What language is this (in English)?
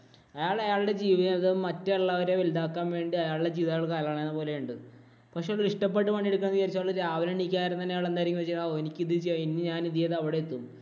Malayalam